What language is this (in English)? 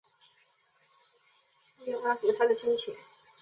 Chinese